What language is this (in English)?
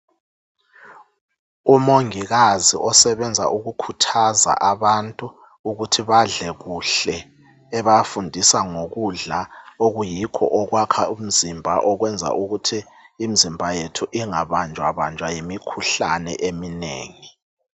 North Ndebele